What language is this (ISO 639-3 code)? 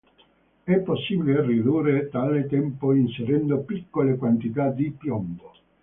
ita